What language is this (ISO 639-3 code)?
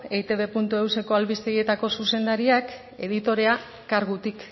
eus